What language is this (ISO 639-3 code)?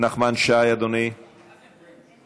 heb